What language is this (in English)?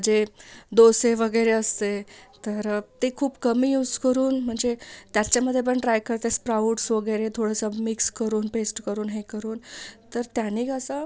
Marathi